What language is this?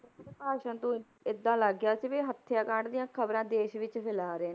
Punjabi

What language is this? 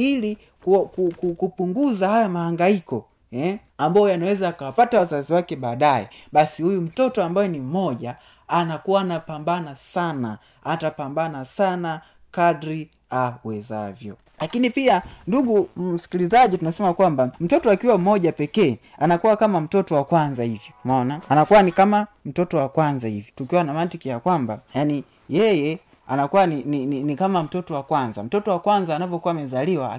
Swahili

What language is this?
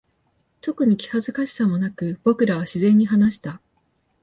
Japanese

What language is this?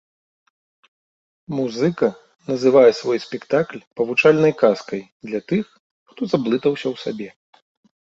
Belarusian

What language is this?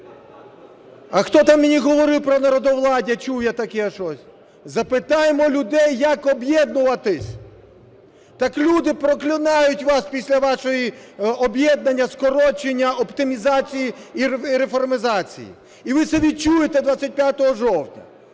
Ukrainian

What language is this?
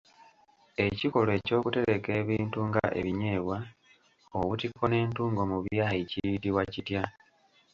Ganda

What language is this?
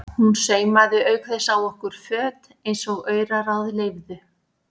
Icelandic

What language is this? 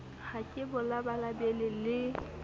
Southern Sotho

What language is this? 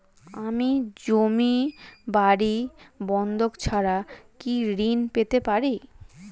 Bangla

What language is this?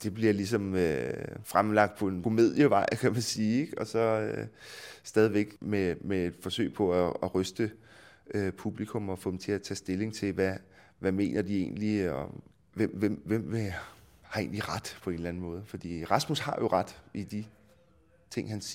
Danish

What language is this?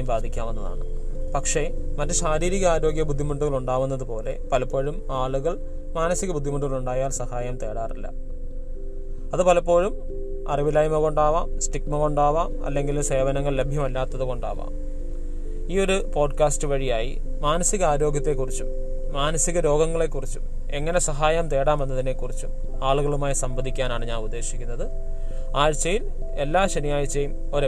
Malayalam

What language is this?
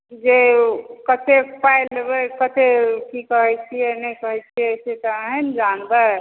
Maithili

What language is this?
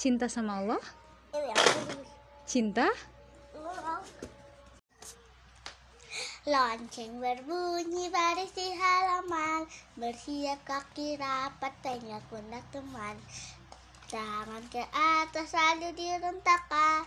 Indonesian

